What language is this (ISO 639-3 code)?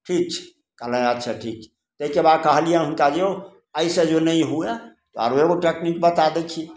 mai